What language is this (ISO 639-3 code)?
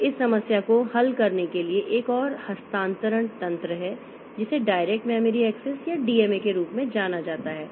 hin